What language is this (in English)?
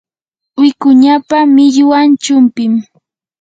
Yanahuanca Pasco Quechua